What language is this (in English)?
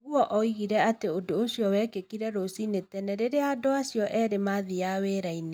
Kikuyu